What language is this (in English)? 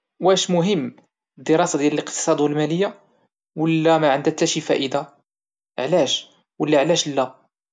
Moroccan Arabic